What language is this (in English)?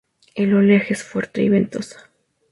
Spanish